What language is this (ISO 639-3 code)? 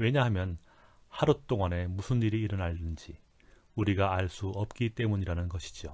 kor